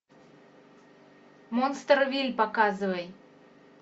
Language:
Russian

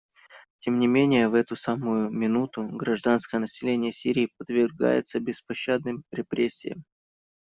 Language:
Russian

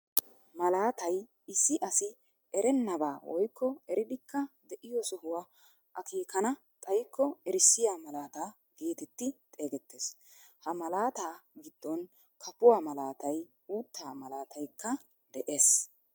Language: Wolaytta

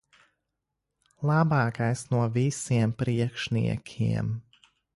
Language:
Latvian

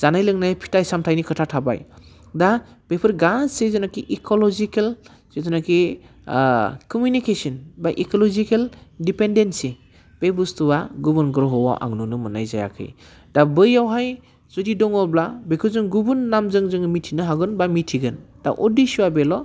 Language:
Bodo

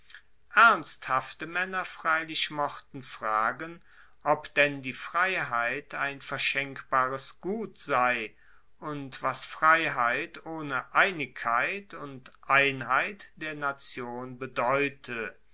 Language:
German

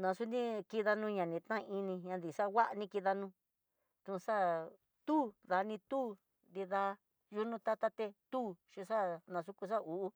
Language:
Tidaá Mixtec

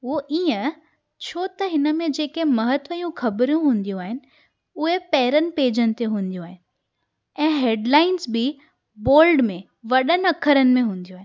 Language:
Sindhi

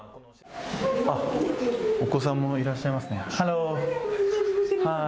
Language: Japanese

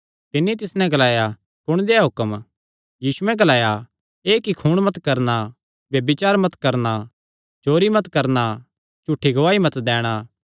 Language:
Kangri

